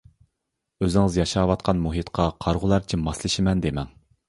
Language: Uyghur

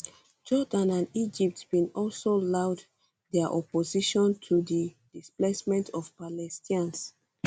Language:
Nigerian Pidgin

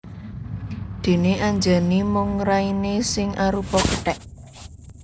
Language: Javanese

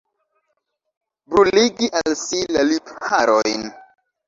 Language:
Esperanto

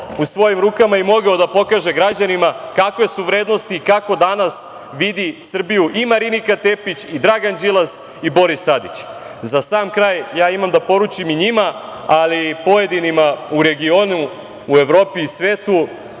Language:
Serbian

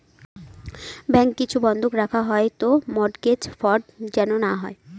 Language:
Bangla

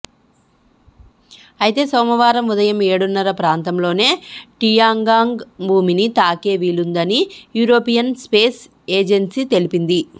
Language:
Telugu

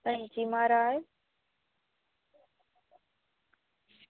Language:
Dogri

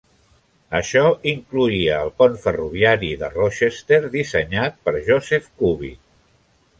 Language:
Catalan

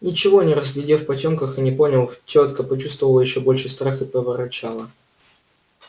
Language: Russian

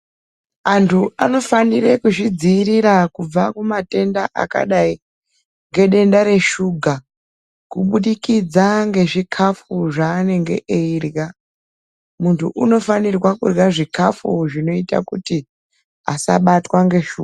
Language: Ndau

